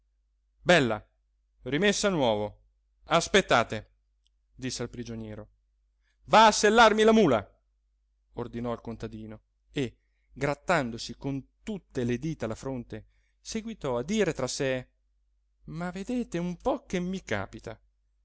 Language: Italian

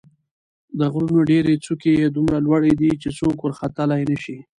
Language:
Pashto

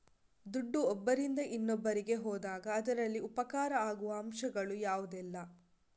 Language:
Kannada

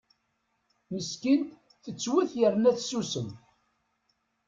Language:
Kabyle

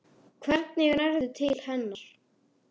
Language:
Icelandic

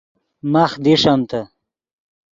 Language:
Yidgha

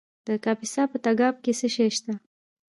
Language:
Pashto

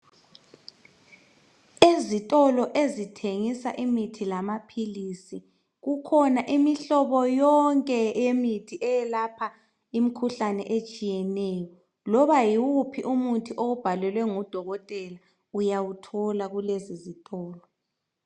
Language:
North Ndebele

